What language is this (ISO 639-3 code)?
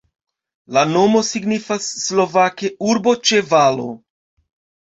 epo